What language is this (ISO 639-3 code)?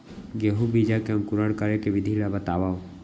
hne